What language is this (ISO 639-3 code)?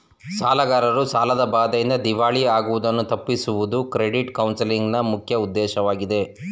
kan